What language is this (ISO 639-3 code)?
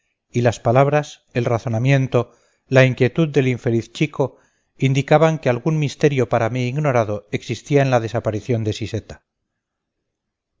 spa